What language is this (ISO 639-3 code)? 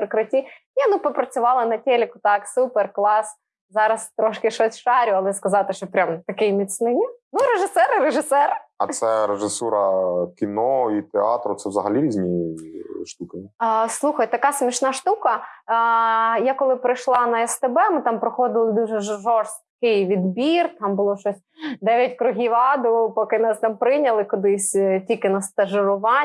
ukr